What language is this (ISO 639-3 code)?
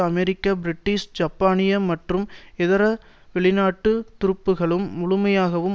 tam